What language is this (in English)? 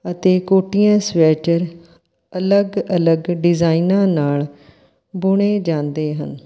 Punjabi